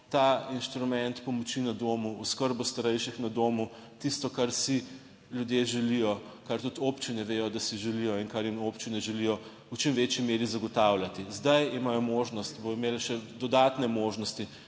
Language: Slovenian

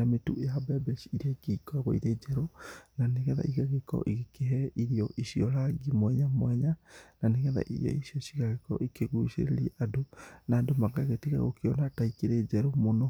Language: Kikuyu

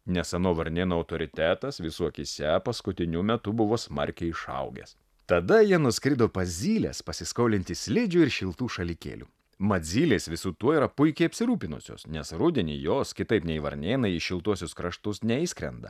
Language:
Lithuanian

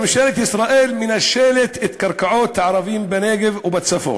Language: Hebrew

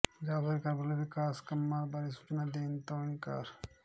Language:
Punjabi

